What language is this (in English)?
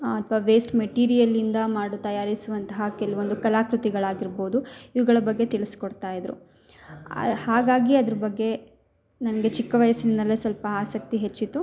Kannada